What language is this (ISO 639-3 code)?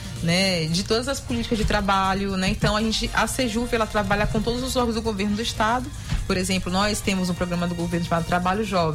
por